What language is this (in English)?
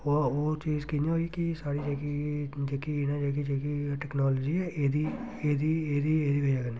Dogri